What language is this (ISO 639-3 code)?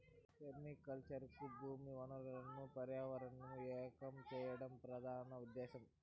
tel